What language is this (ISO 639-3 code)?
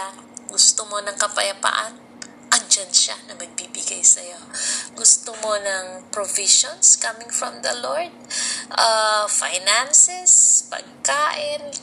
fil